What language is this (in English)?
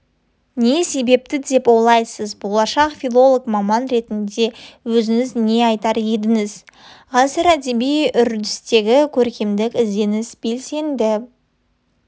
Kazakh